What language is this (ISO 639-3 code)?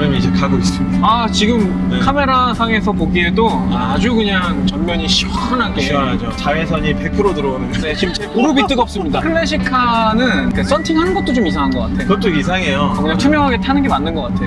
kor